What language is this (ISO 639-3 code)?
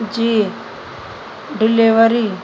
snd